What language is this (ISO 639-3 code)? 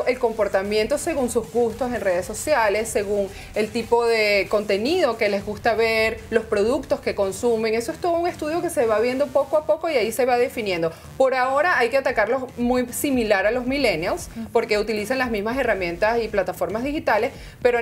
spa